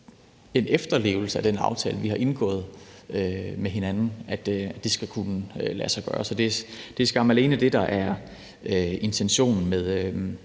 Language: Danish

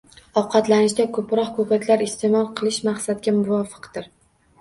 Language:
Uzbek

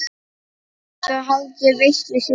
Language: Icelandic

